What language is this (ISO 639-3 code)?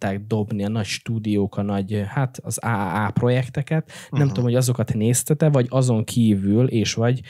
hun